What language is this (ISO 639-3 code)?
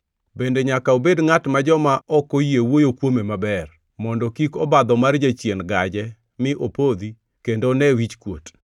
luo